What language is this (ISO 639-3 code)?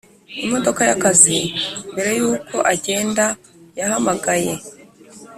kin